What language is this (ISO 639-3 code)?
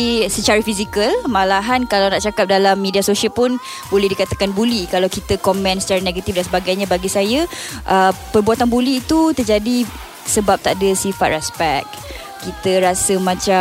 msa